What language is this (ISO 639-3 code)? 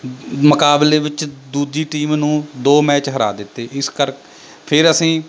pan